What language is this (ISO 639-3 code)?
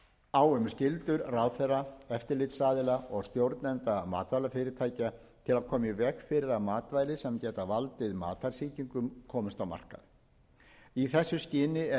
isl